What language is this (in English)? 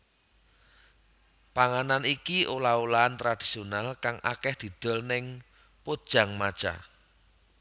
Javanese